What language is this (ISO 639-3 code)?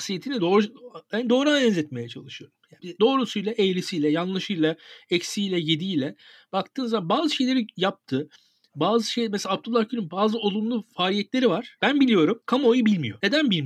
tur